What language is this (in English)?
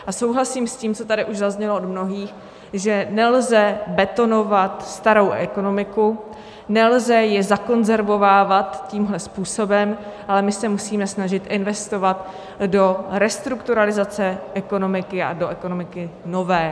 Czech